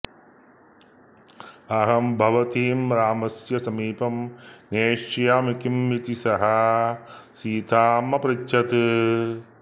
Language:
Sanskrit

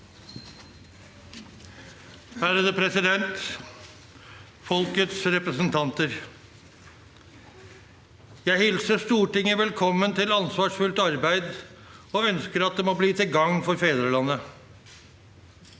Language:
Norwegian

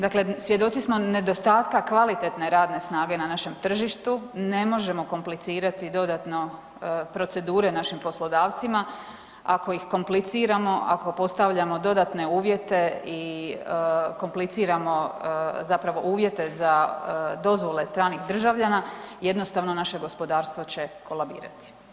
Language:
Croatian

